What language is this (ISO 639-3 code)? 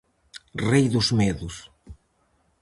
glg